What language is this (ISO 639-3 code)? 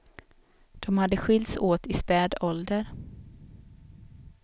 swe